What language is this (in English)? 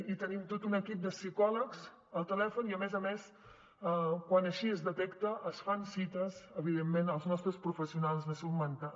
Catalan